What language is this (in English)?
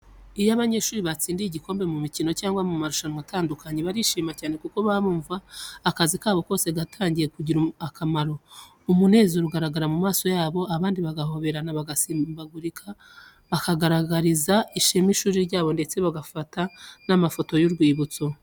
Kinyarwanda